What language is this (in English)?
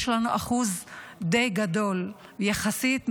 Hebrew